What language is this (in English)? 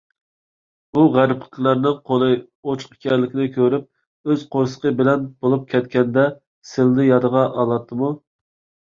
Uyghur